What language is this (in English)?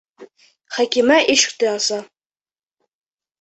Bashkir